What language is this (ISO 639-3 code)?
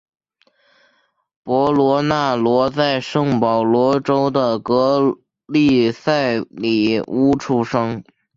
zho